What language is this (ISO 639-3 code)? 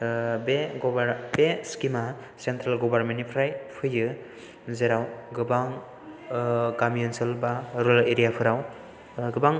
brx